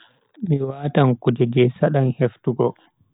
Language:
Bagirmi Fulfulde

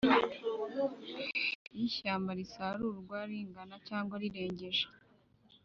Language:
Kinyarwanda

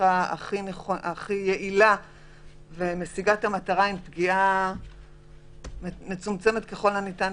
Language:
Hebrew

